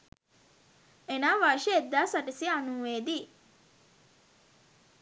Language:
Sinhala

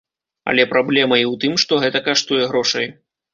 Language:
Belarusian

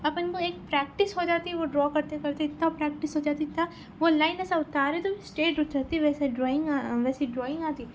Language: Urdu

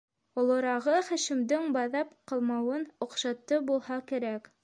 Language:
Bashkir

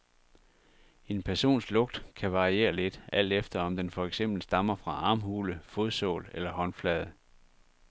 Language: Danish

